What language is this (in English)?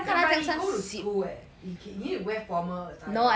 English